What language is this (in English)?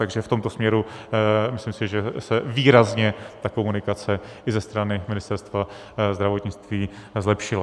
Czech